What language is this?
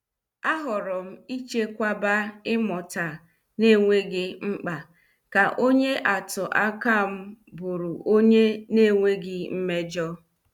Igbo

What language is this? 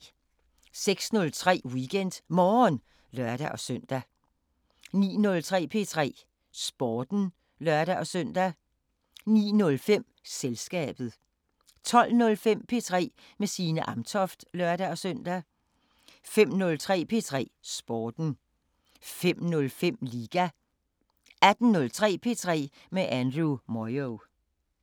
Danish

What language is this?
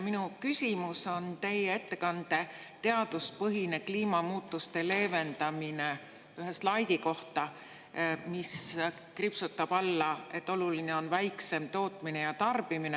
Estonian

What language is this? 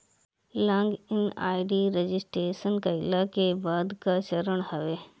Bhojpuri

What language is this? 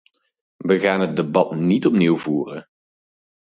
Dutch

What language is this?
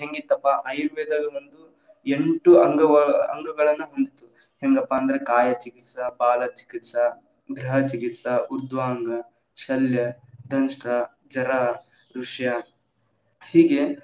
Kannada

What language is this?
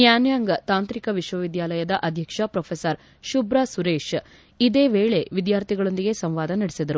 Kannada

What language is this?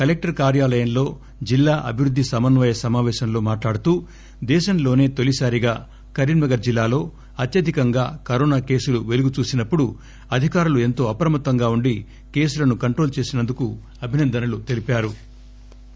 Telugu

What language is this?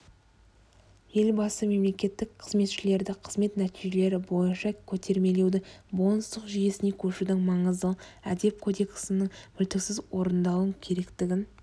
Kazakh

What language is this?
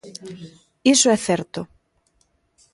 Galician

